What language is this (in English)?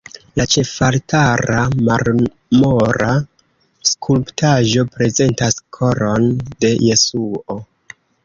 Esperanto